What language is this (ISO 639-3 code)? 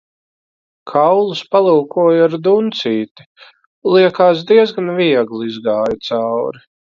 lav